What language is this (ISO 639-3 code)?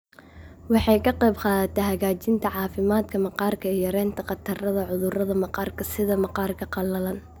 som